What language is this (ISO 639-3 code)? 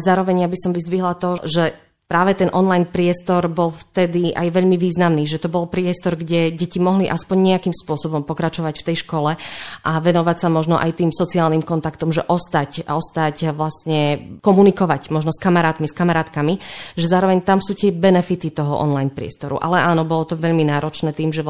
slk